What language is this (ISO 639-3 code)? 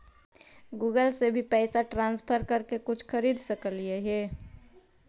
mag